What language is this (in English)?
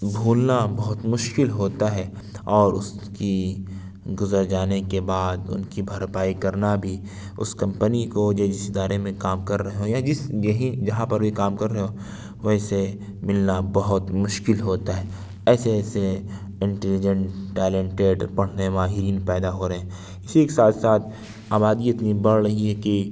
Urdu